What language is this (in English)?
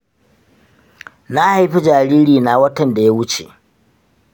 Hausa